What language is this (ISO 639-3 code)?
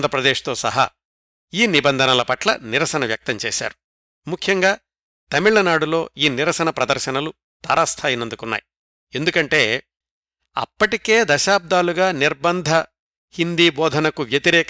tel